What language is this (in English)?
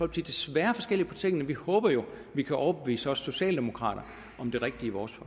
Danish